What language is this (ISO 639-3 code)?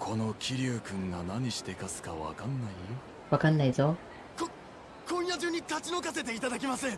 jpn